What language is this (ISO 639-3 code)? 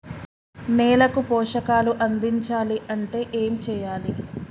tel